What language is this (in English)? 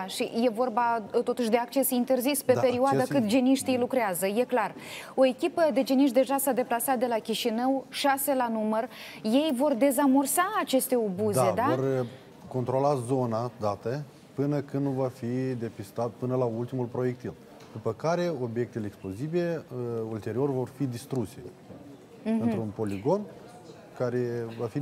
Romanian